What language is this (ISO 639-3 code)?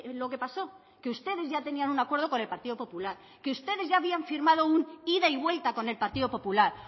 spa